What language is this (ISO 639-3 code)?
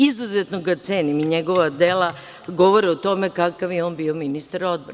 srp